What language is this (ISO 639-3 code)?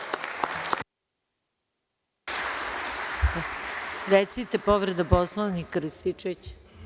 srp